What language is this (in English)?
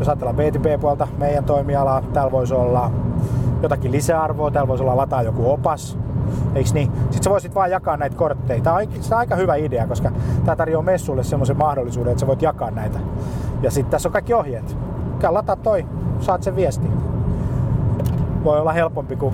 Finnish